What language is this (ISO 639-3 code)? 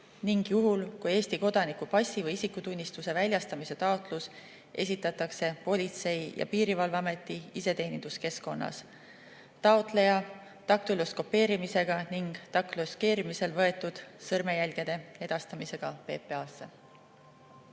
est